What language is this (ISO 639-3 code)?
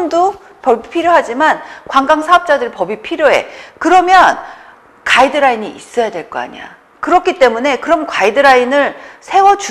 kor